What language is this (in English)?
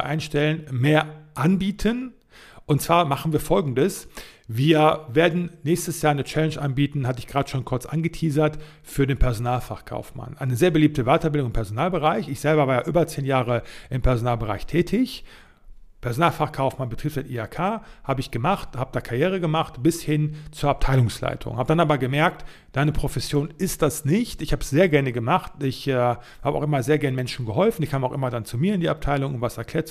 German